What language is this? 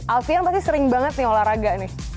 Indonesian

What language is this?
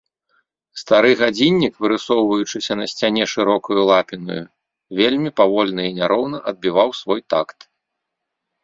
Belarusian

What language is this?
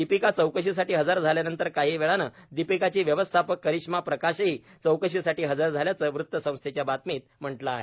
Marathi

